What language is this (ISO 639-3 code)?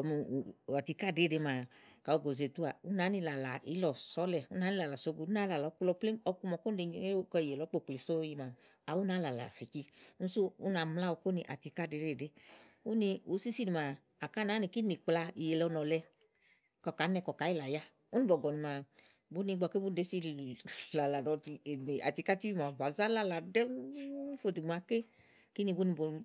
ahl